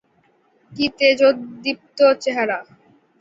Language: Bangla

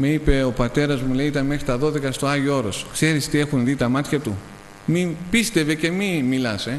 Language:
Greek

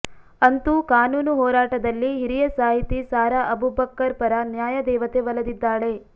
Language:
Kannada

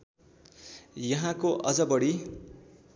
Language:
Nepali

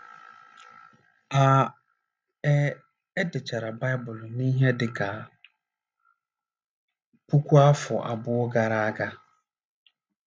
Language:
Igbo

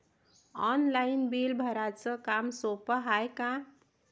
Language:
Marathi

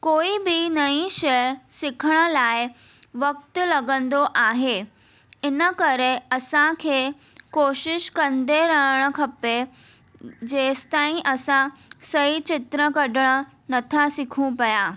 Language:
Sindhi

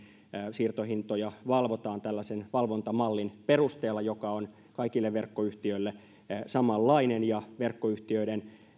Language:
Finnish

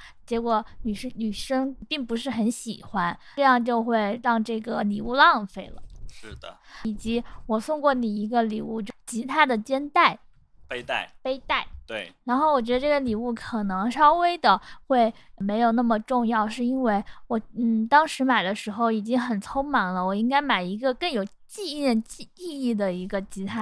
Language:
Chinese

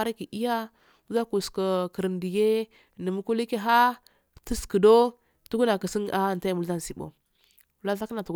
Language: Afade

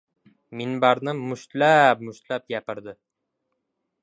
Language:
Uzbek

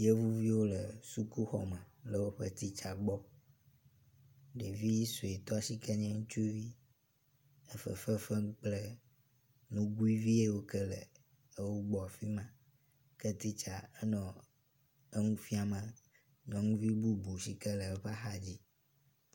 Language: Ewe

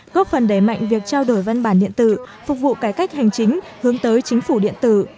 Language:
Vietnamese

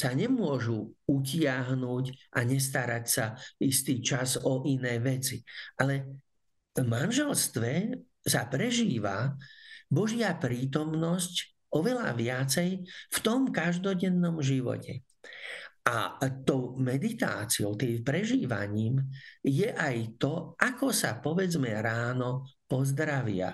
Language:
Slovak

